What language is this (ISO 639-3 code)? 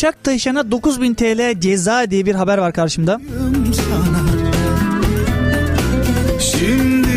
tur